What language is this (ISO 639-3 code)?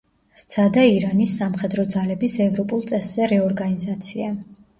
kat